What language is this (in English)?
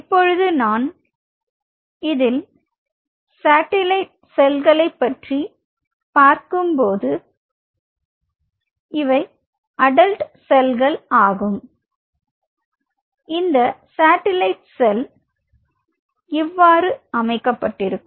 Tamil